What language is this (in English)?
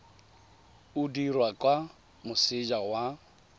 Tswana